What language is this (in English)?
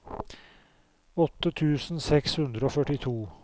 Norwegian